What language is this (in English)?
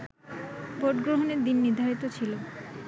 Bangla